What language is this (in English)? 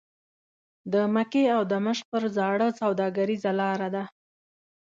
Pashto